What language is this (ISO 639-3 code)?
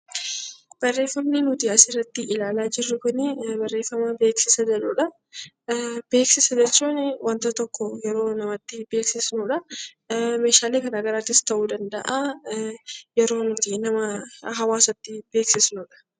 orm